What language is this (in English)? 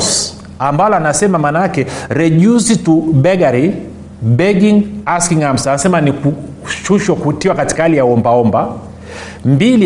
Swahili